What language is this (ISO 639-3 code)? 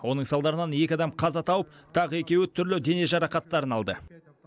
kaz